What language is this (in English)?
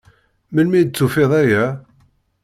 Kabyle